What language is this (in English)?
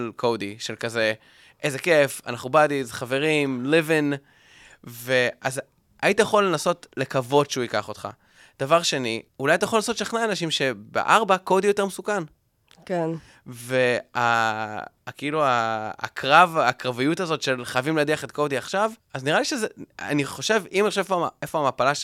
Hebrew